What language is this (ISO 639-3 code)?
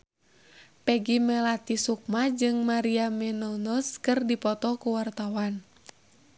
sun